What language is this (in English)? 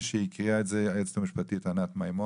Hebrew